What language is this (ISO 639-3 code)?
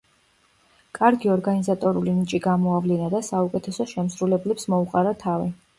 kat